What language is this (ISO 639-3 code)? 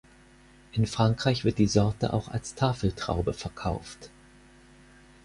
deu